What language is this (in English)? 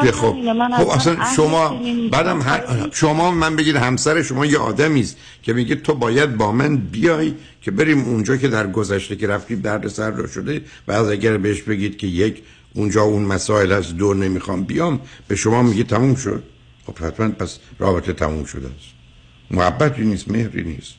Persian